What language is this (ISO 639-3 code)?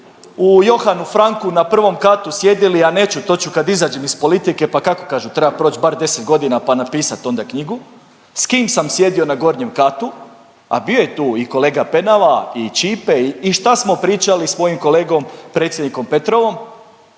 hrv